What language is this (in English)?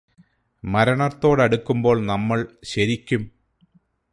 Malayalam